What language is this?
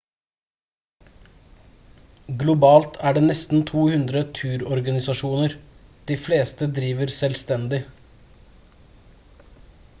Norwegian Bokmål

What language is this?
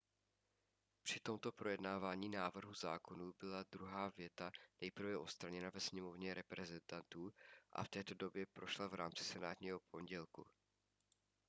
Czech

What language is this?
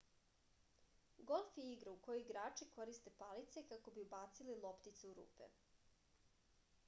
Serbian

